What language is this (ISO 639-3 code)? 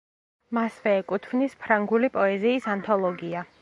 kat